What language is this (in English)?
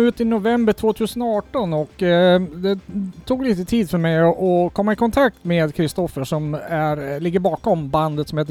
Swedish